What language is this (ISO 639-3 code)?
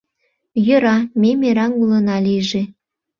chm